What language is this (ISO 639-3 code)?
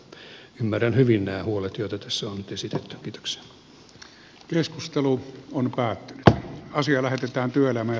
fin